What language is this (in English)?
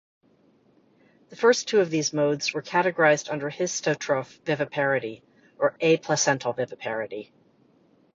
English